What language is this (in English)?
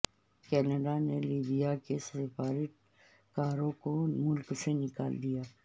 Urdu